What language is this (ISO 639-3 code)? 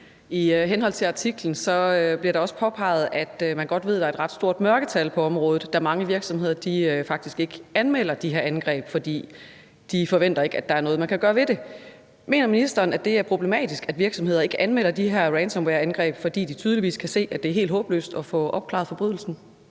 dan